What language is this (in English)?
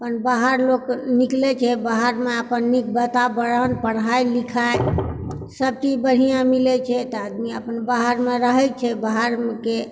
Maithili